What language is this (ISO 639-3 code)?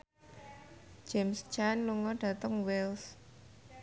jav